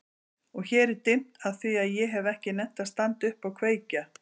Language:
Icelandic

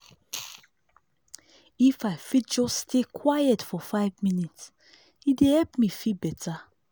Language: Nigerian Pidgin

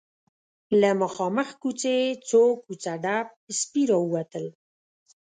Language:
Pashto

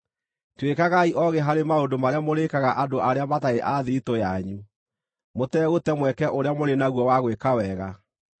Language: Kikuyu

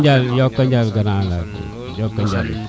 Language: Serer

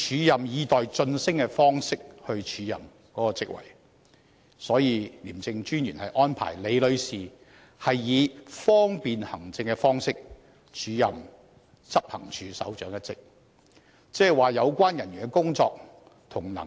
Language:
Cantonese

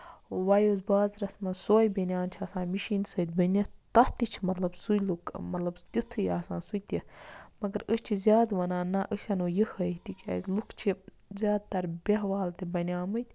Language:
Kashmiri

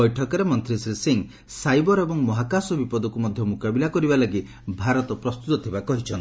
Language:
Odia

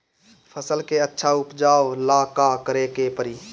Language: Bhojpuri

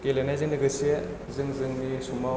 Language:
Bodo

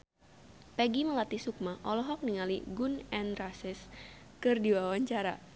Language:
Sundanese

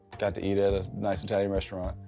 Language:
English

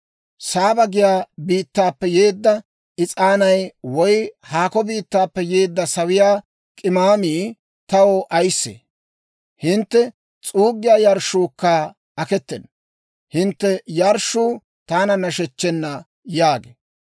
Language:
Dawro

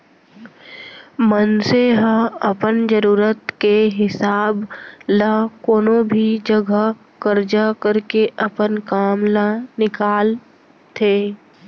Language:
Chhattisgarhi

